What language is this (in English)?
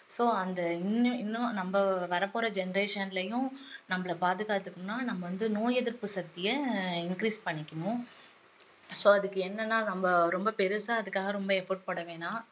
Tamil